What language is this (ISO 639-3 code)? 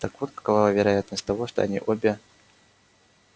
rus